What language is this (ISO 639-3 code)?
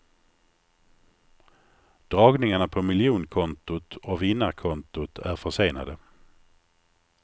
swe